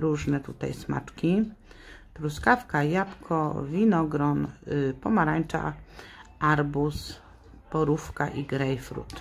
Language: Polish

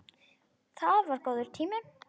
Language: Icelandic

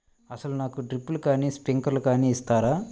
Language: Telugu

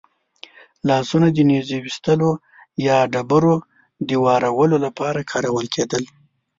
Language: Pashto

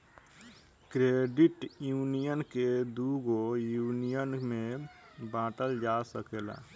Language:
Bhojpuri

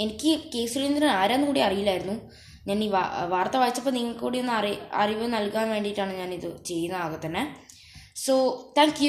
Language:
Malayalam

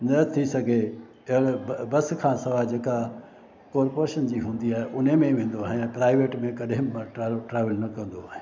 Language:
Sindhi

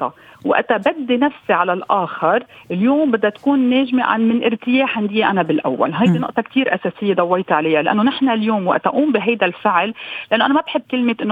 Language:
Arabic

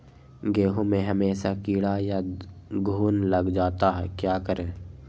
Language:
Magahi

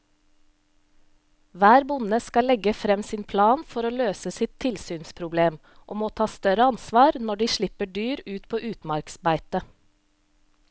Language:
Norwegian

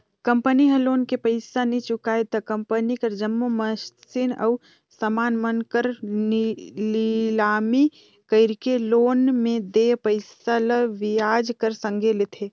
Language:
Chhattisgarhi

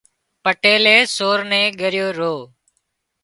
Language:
Wadiyara Koli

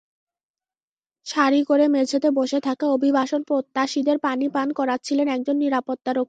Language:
Bangla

